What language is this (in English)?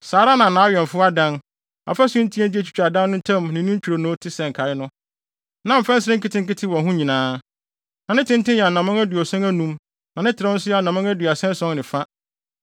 Akan